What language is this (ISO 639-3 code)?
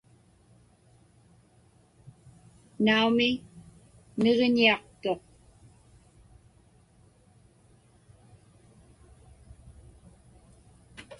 ipk